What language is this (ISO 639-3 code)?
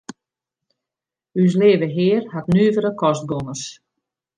fry